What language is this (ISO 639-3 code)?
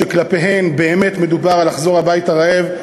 heb